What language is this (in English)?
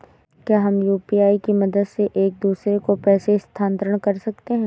Hindi